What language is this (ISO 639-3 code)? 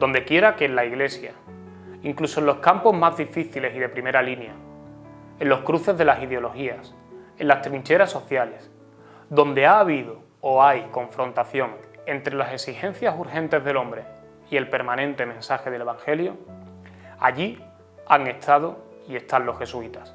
spa